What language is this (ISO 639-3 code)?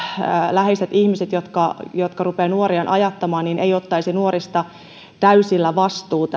fin